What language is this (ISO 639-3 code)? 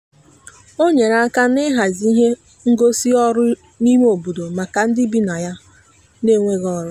ibo